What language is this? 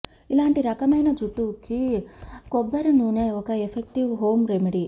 Telugu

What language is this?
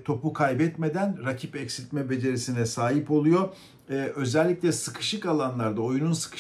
Turkish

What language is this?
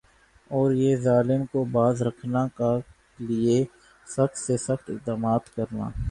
Urdu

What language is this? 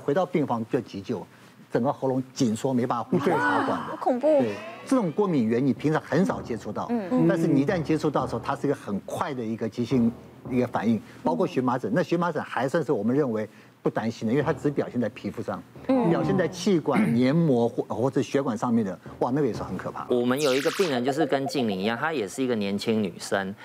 Chinese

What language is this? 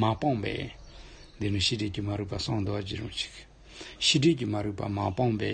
Romanian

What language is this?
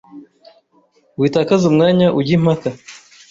Kinyarwanda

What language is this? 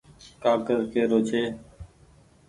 Goaria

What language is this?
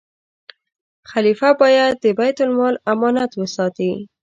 Pashto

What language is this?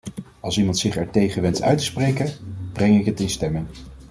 Dutch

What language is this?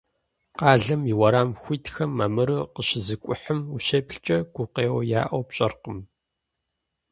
Kabardian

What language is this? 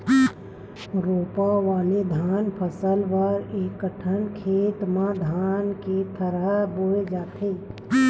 Chhattisgarhi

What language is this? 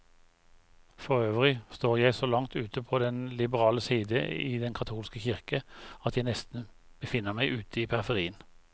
Norwegian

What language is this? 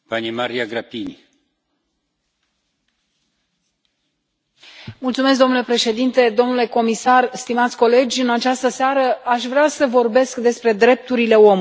Romanian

